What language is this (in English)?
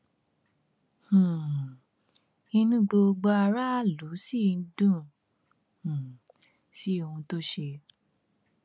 Yoruba